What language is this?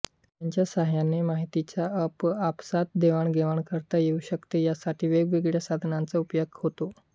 Marathi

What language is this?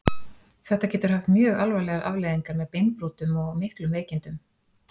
Icelandic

